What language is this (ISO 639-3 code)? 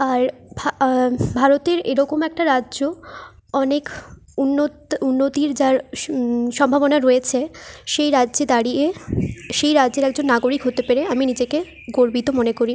ben